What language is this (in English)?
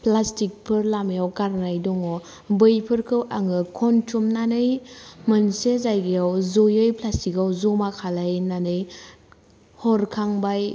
Bodo